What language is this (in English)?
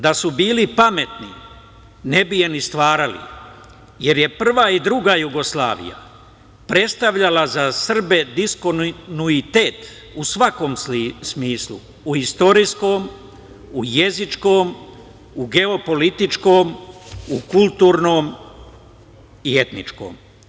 Serbian